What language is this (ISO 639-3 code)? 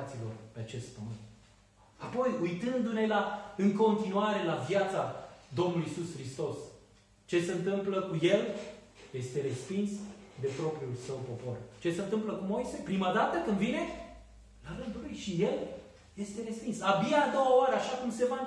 ron